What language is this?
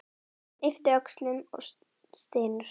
Icelandic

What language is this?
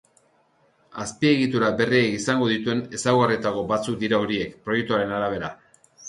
Basque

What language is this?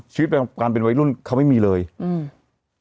Thai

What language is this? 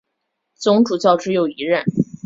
Chinese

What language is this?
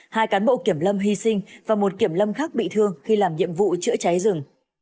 Vietnamese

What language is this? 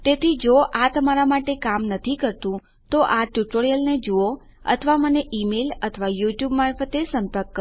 Gujarati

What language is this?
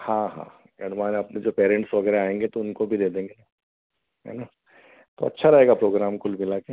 Hindi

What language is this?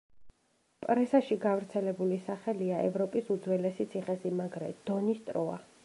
Georgian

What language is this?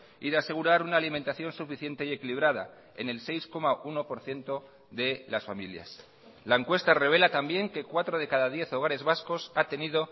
Spanish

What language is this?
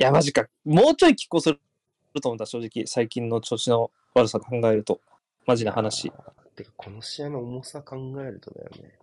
Japanese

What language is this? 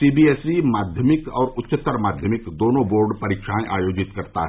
Hindi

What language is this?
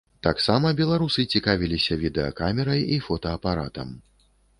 Belarusian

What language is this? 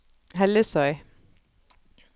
Norwegian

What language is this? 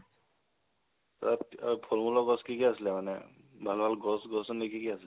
Assamese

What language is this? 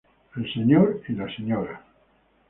Spanish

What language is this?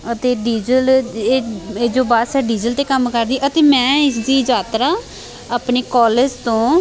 Punjabi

